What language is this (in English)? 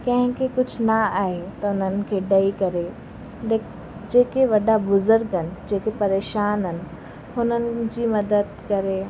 Sindhi